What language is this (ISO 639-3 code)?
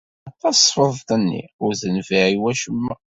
kab